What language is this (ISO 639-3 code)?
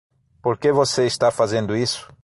por